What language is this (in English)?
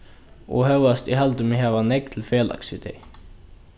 Faroese